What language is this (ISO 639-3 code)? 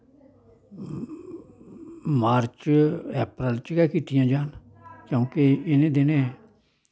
doi